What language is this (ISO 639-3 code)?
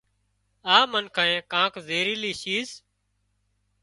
kxp